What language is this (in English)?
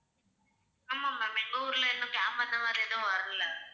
Tamil